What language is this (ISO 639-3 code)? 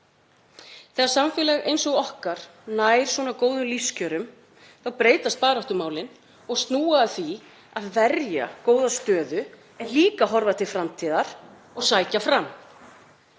isl